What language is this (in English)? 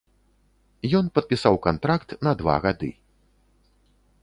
Belarusian